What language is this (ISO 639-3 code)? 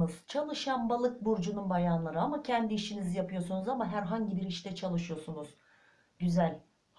tur